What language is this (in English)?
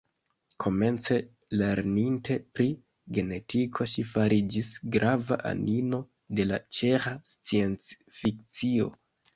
Esperanto